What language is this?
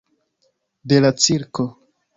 Esperanto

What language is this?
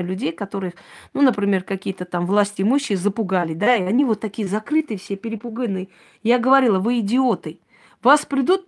Russian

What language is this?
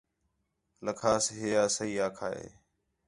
Khetrani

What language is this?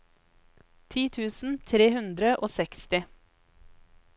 Norwegian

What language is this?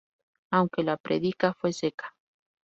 Spanish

